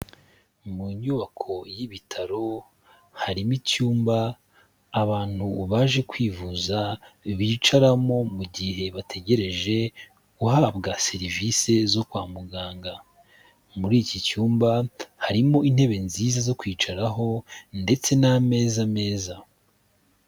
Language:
Kinyarwanda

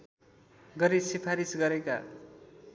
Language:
Nepali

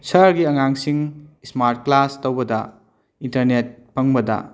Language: Manipuri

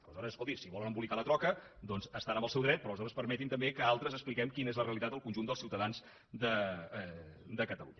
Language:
Catalan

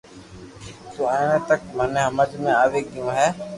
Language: Loarki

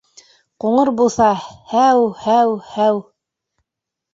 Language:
Bashkir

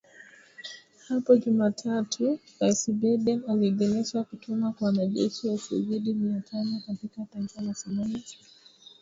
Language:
Swahili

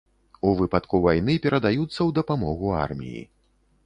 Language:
Belarusian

